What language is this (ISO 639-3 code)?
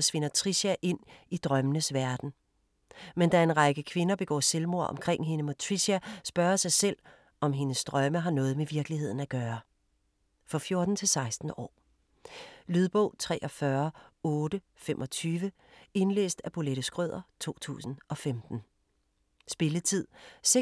dan